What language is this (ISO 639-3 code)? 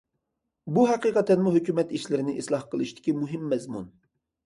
uig